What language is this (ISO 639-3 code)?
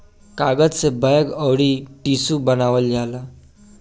bho